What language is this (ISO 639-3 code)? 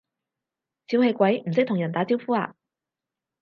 yue